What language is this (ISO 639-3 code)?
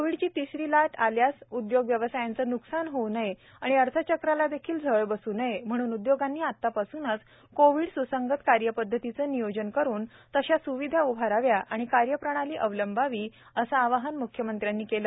mar